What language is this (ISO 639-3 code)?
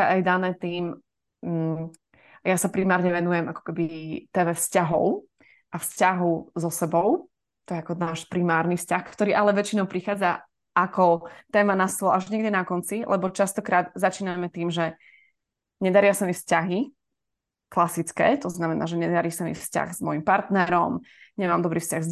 slk